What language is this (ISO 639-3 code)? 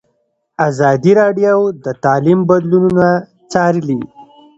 pus